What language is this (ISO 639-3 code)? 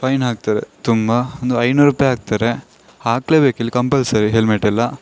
kan